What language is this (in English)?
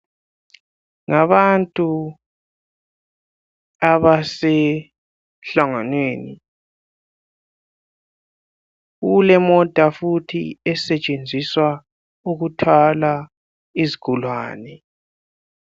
North Ndebele